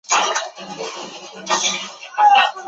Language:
Chinese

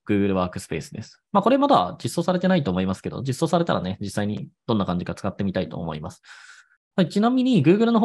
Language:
Japanese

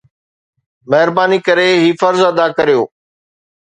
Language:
Sindhi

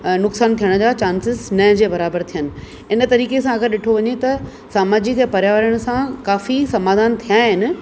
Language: Sindhi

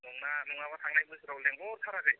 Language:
Bodo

